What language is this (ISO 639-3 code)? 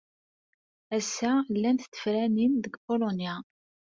kab